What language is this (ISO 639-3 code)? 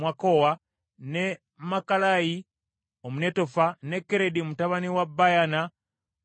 lug